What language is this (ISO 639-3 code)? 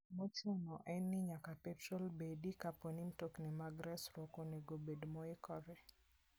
luo